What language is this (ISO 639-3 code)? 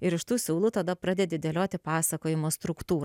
lit